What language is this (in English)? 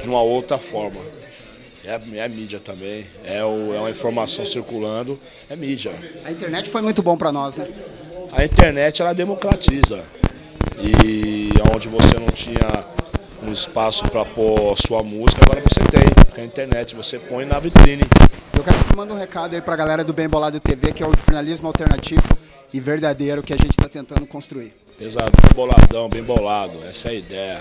Portuguese